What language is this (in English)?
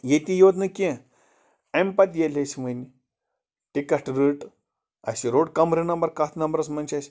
Kashmiri